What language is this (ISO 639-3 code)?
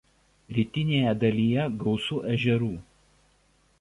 lit